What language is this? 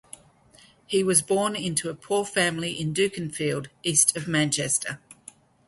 English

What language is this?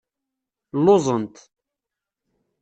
Kabyle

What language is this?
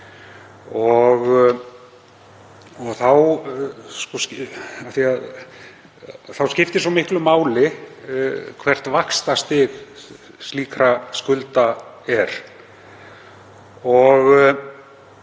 Icelandic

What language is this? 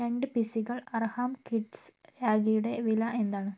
Malayalam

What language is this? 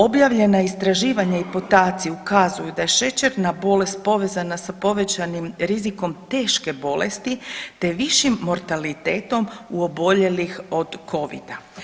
Croatian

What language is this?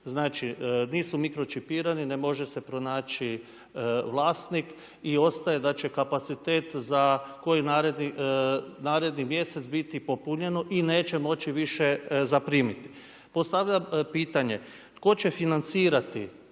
Croatian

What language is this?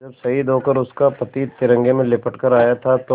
Hindi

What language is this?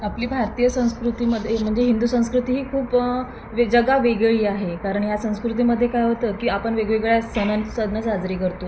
Marathi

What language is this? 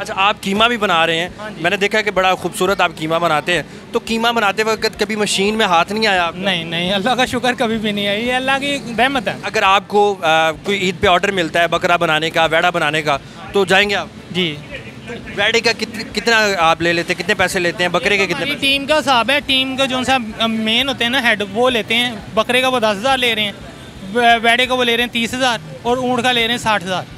Hindi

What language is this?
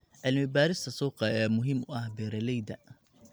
Somali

